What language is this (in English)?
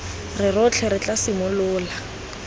Tswana